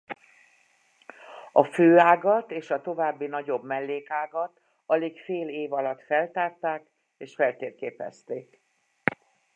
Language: Hungarian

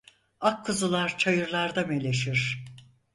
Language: Turkish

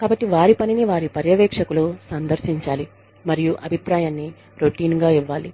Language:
Telugu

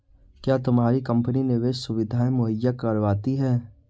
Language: Hindi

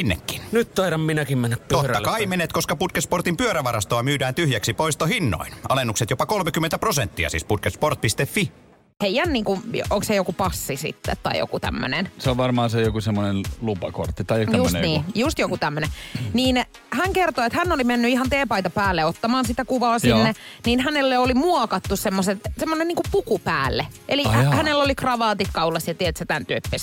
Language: Finnish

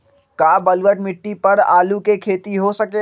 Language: Magahi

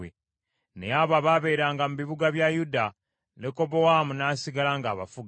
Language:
Ganda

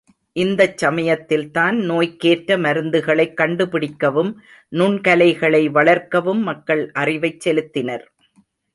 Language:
Tamil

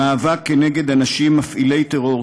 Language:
Hebrew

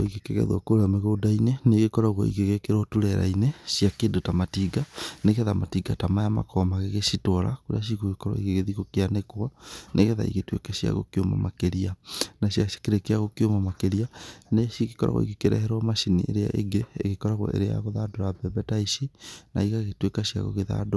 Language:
Kikuyu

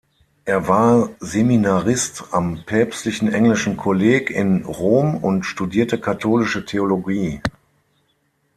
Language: German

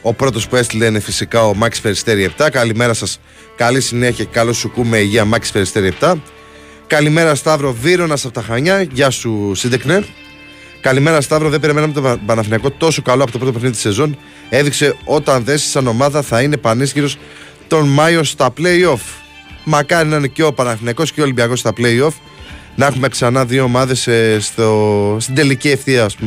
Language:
Greek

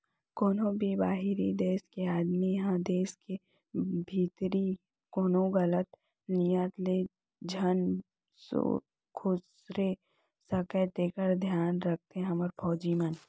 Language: Chhattisgarhi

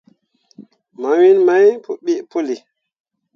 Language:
Mundang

